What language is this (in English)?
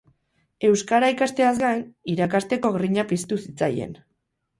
Basque